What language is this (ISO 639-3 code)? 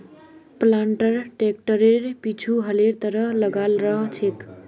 mag